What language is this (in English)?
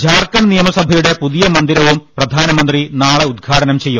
Malayalam